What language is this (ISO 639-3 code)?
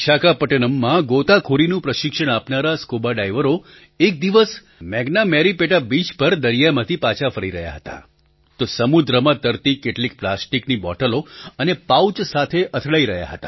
guj